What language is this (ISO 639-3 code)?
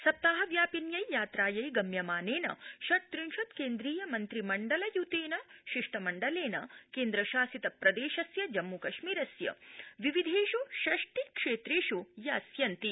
san